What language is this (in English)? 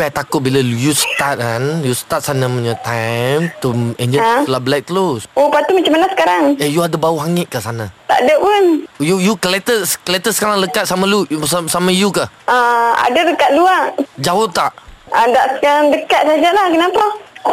Malay